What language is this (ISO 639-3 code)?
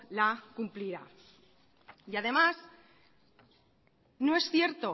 spa